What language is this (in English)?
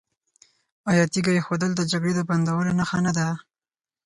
Pashto